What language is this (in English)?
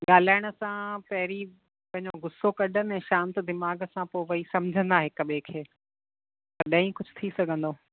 Sindhi